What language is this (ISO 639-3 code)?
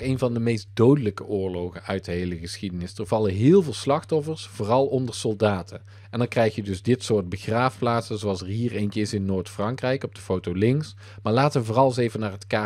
nld